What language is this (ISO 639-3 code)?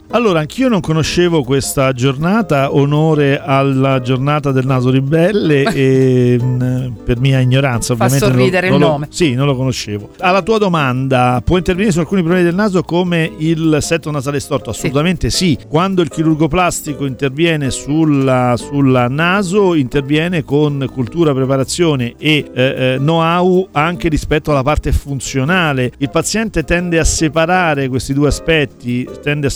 ita